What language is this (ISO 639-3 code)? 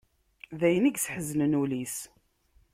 kab